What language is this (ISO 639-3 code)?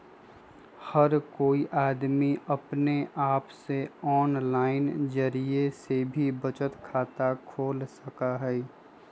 mag